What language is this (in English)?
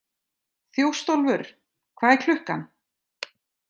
Icelandic